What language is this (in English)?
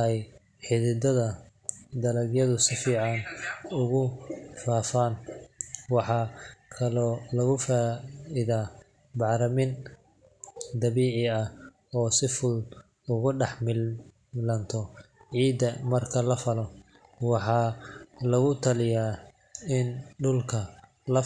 Somali